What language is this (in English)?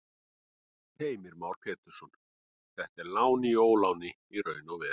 Icelandic